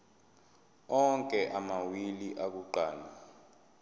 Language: Zulu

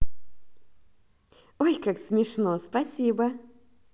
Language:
Russian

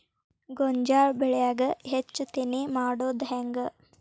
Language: Kannada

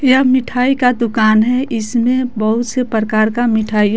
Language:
Hindi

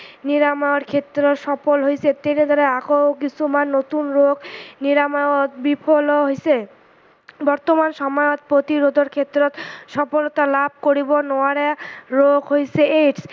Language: Assamese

